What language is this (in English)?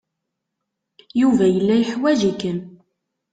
Kabyle